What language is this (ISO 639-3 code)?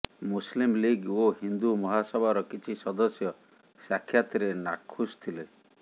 ori